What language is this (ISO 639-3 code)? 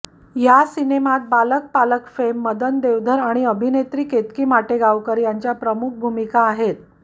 mar